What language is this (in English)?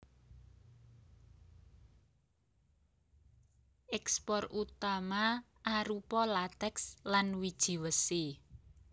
Javanese